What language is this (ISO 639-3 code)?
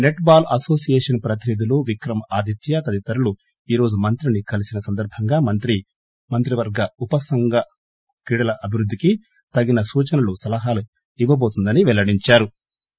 tel